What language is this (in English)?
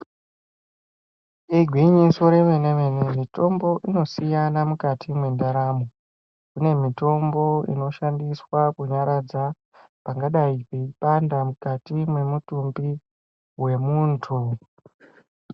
Ndau